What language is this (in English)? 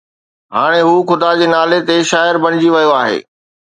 Sindhi